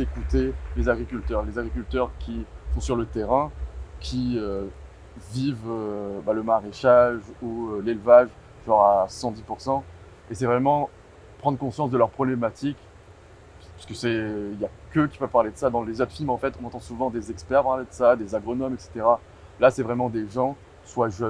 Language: French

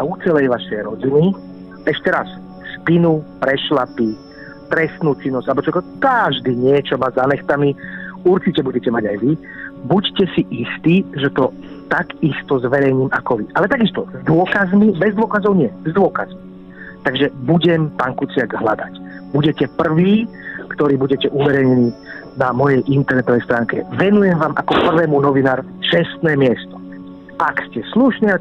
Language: Czech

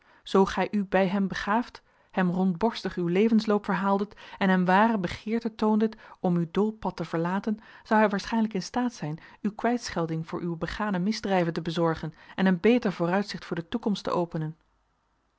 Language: Dutch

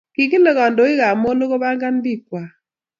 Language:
Kalenjin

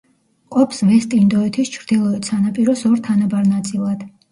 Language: Georgian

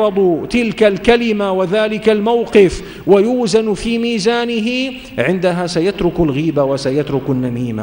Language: Arabic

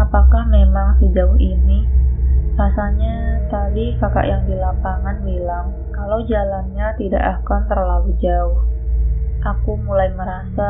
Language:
Indonesian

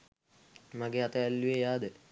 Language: Sinhala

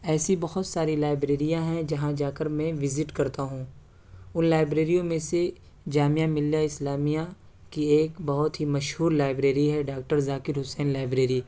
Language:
Urdu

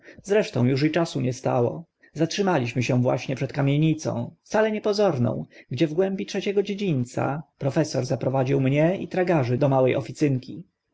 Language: Polish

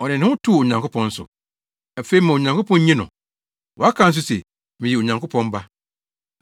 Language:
Akan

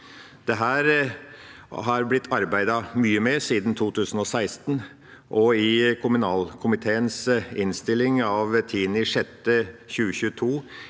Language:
Norwegian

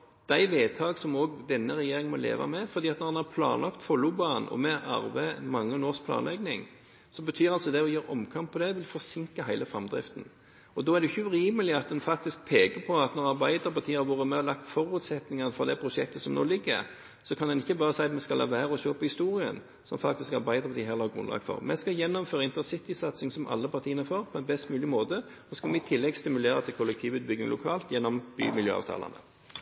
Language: Norwegian Bokmål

